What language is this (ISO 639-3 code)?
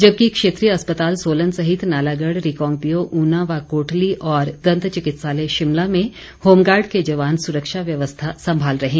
hin